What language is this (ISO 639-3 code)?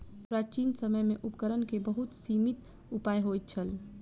mai